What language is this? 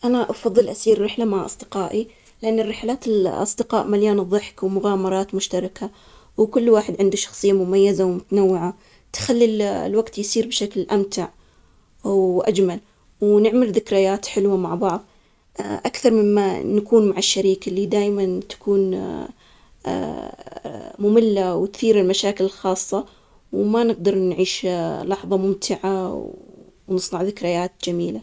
Omani Arabic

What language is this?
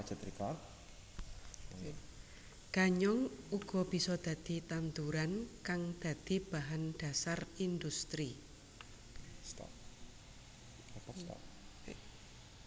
Javanese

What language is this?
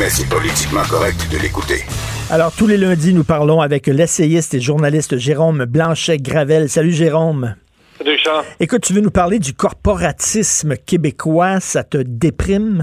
French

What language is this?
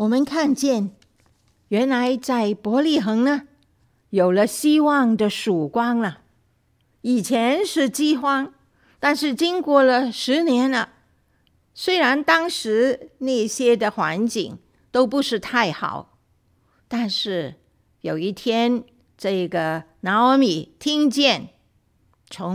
Chinese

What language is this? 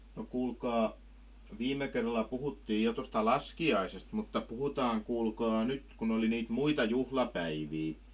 Finnish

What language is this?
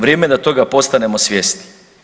Croatian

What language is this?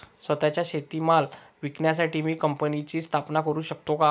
Marathi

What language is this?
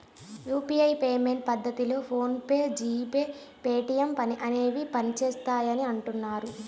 Telugu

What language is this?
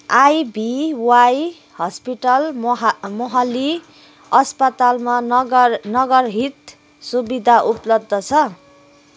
Nepali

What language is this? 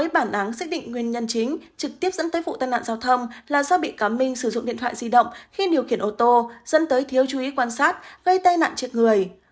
Vietnamese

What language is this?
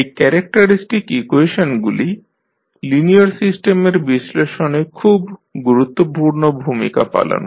Bangla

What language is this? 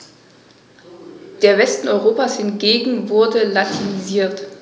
German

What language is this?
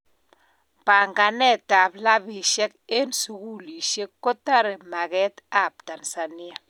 Kalenjin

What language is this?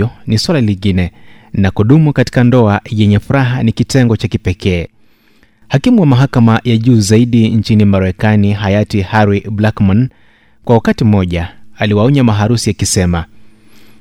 Swahili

